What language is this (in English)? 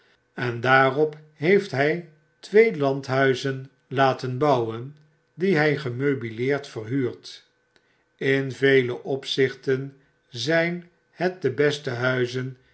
Dutch